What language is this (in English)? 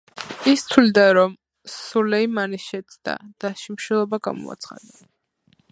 Georgian